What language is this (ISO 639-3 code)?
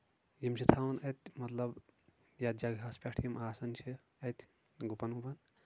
kas